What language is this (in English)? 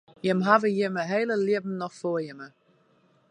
Western Frisian